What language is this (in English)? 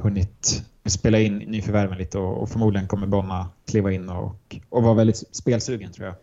Swedish